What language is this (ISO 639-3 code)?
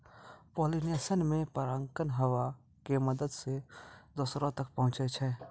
mai